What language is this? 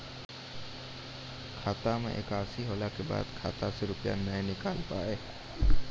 Maithili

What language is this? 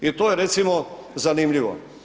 Croatian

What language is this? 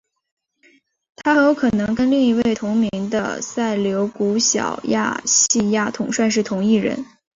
Chinese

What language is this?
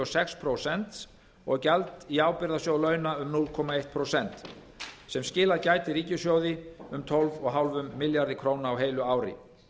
Icelandic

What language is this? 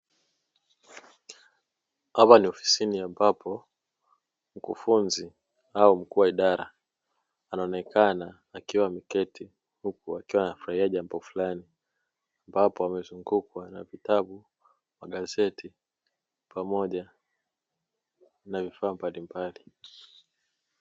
Swahili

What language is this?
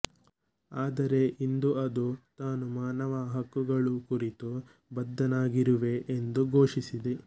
Kannada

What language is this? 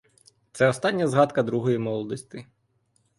Ukrainian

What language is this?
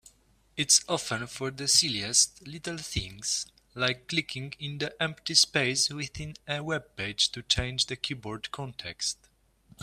English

